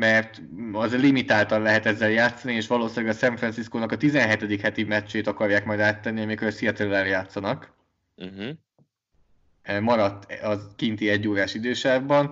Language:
Hungarian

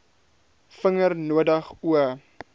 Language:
Afrikaans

